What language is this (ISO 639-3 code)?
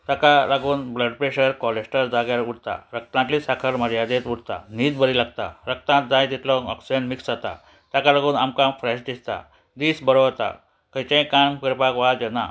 kok